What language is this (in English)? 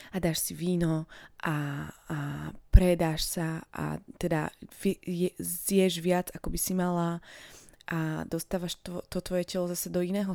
Slovak